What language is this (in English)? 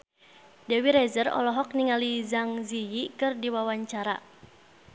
Sundanese